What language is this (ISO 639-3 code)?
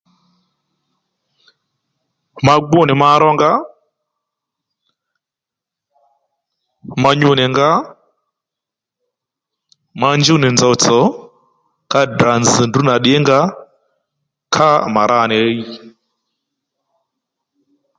led